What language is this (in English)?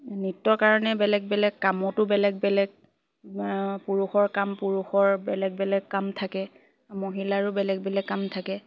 Assamese